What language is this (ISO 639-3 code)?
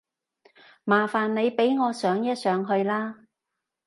yue